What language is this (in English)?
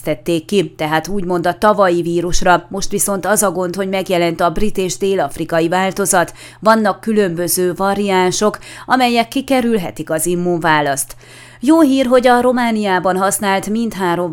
Hungarian